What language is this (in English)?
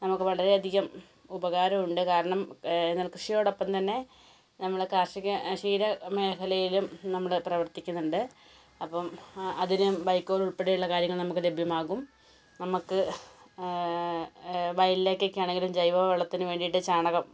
Malayalam